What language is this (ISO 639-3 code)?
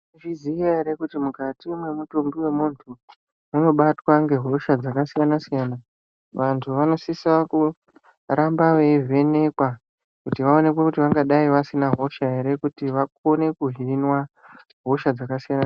ndc